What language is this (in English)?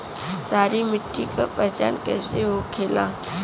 Bhojpuri